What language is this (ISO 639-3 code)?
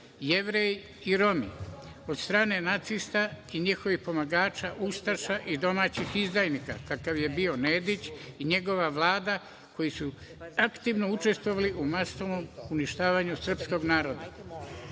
srp